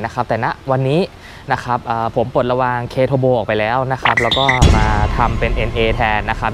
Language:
Thai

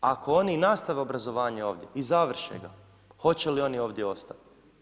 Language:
Croatian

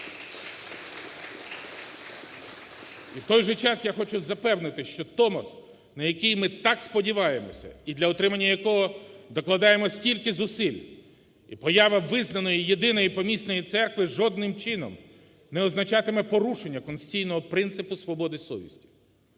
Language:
Ukrainian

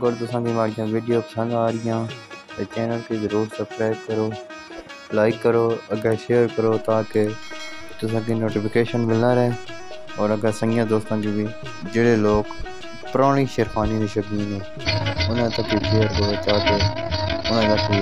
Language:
Arabic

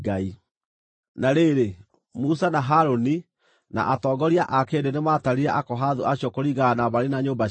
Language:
Kikuyu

